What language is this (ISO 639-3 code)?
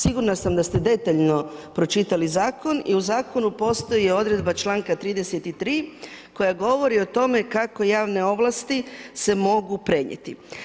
hrv